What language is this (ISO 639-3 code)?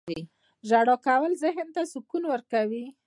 pus